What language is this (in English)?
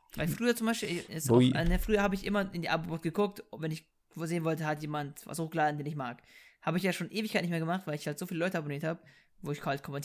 German